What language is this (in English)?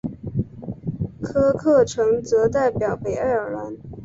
Chinese